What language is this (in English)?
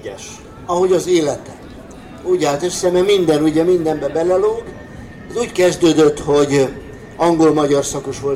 Hungarian